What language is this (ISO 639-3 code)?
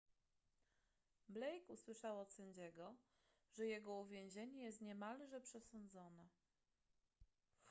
pol